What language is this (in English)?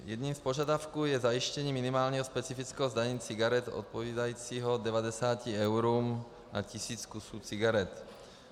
Czech